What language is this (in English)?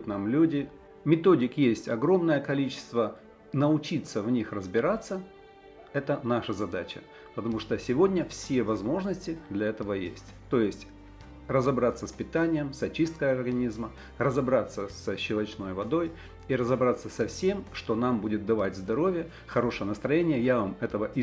Russian